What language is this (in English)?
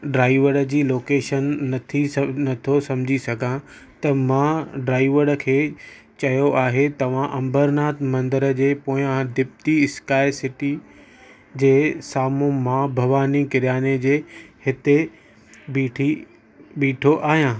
Sindhi